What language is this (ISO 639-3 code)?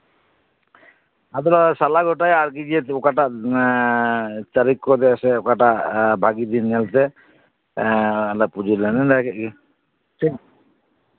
sat